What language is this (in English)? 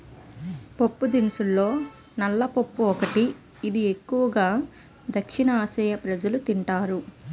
Telugu